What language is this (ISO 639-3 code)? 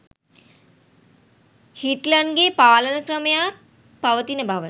sin